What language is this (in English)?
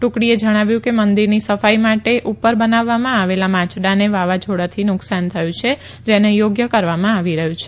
Gujarati